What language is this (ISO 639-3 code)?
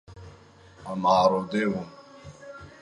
kur